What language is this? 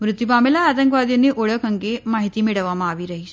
Gujarati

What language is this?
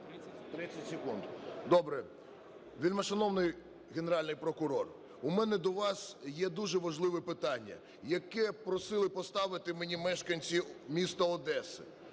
Ukrainian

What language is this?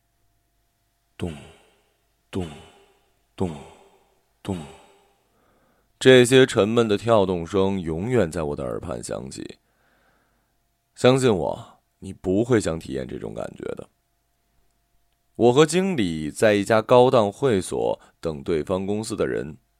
Chinese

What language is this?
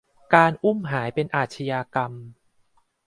Thai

